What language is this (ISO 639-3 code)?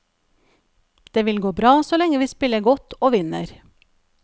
nor